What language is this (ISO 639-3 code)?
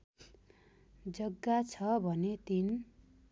nep